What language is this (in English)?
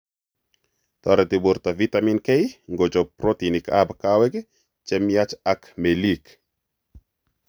Kalenjin